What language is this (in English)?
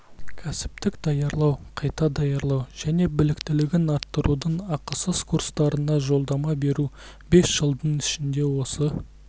Kazakh